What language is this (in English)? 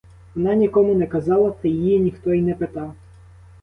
Ukrainian